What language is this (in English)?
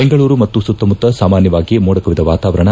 Kannada